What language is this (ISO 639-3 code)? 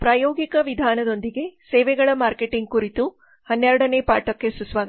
kan